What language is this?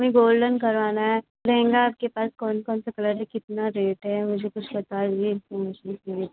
Hindi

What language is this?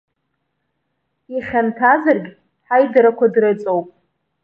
Abkhazian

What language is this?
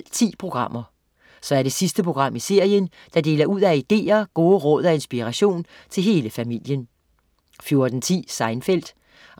Danish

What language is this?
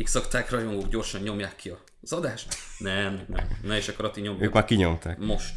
Hungarian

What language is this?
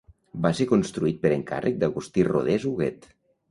Catalan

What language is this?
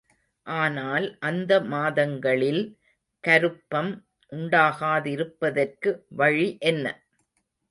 Tamil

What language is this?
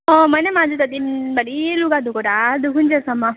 Nepali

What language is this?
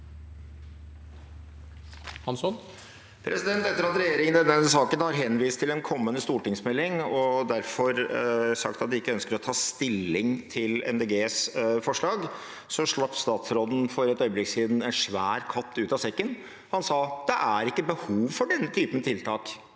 Norwegian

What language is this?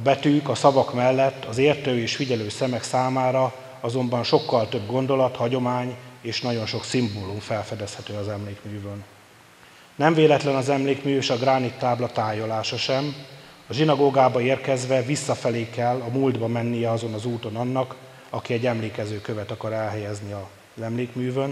Hungarian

